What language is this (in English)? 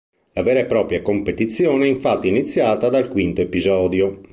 Italian